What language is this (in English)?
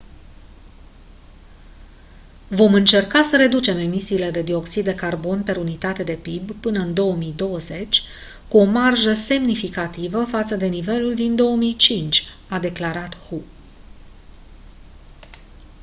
Romanian